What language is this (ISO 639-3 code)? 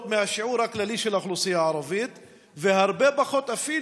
heb